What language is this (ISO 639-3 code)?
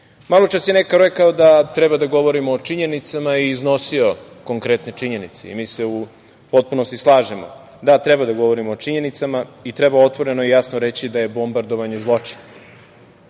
srp